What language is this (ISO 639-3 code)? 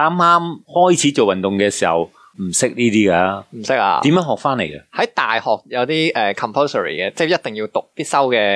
zho